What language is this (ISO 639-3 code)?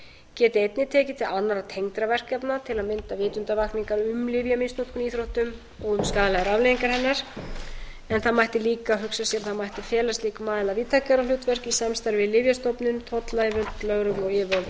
isl